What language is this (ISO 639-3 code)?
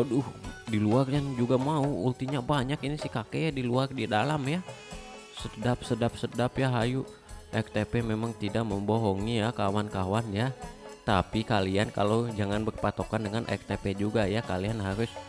ind